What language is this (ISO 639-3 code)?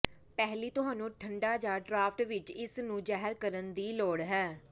pan